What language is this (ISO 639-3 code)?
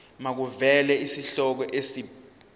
zul